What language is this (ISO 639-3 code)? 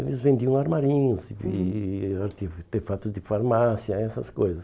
por